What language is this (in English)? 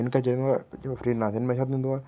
Sindhi